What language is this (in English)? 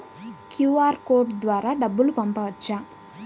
Telugu